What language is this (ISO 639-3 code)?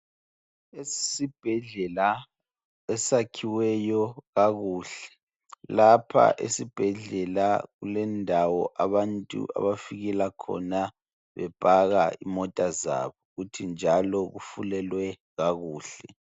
nde